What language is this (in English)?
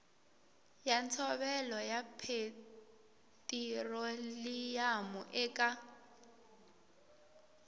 Tsonga